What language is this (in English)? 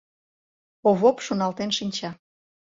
Mari